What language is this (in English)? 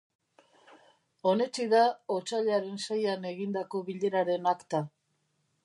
Basque